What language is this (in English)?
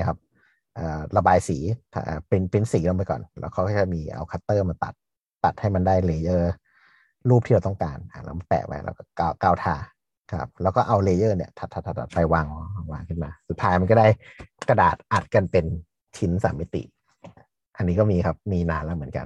Thai